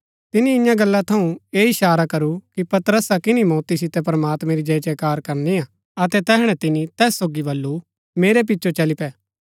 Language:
Gaddi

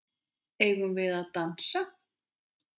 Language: Icelandic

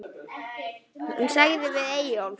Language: Icelandic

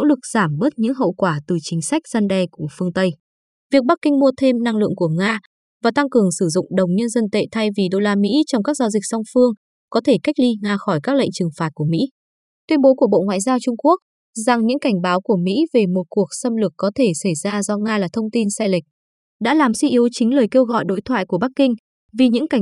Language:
Vietnamese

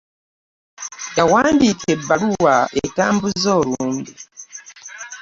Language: Ganda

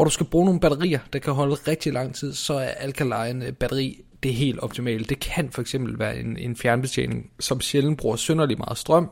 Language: Danish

